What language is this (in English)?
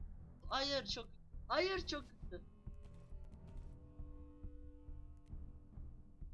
Turkish